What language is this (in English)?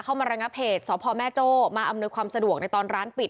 Thai